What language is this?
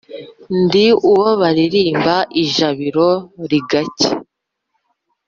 Kinyarwanda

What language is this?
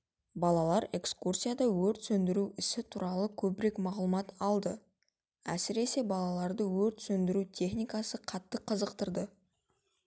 Kazakh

